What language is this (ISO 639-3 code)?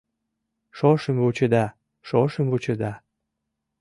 chm